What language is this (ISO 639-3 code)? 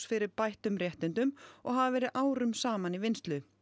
isl